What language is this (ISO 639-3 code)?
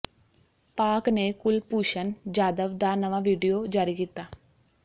pan